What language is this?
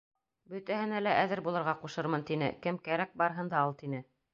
Bashkir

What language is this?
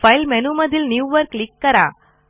Marathi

